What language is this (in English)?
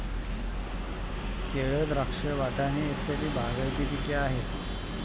Marathi